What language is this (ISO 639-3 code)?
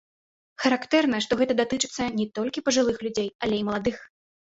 bel